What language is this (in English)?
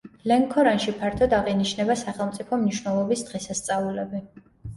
Georgian